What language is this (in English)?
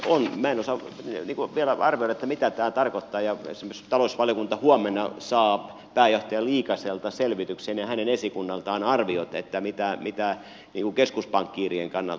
Finnish